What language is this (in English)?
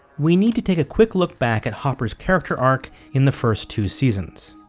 English